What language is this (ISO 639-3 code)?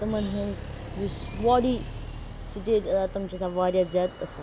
kas